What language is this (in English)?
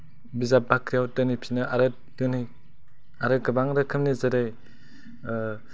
Bodo